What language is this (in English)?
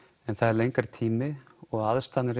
Icelandic